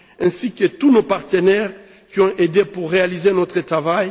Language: French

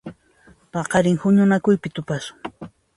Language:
Puno Quechua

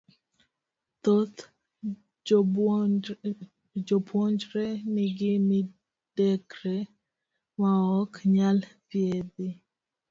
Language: Luo (Kenya and Tanzania)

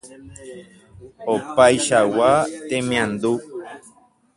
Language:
Guarani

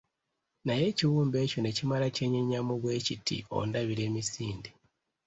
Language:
Ganda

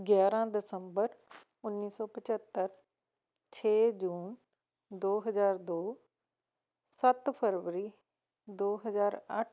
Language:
Punjabi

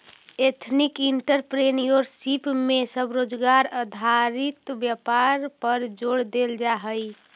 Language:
Magahi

